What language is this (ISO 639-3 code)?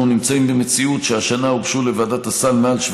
heb